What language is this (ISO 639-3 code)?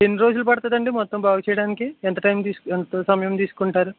tel